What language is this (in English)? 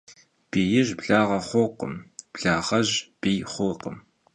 Kabardian